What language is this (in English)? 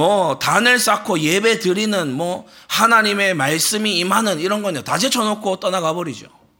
Korean